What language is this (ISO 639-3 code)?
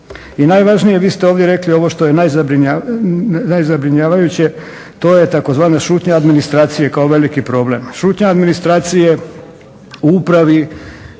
hrv